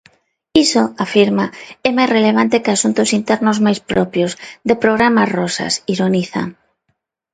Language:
Galician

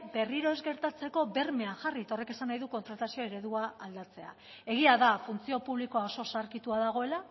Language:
Basque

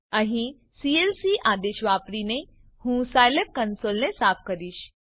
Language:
Gujarati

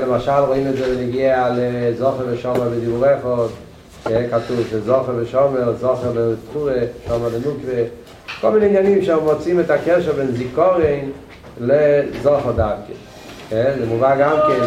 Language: Hebrew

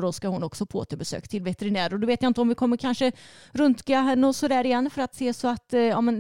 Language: Swedish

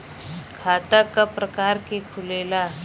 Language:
Bhojpuri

